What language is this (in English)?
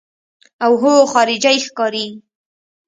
Pashto